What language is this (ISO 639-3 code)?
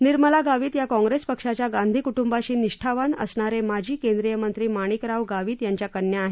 mar